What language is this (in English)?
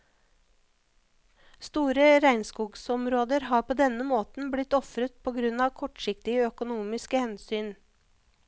Norwegian